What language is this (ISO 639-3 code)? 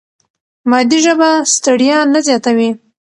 pus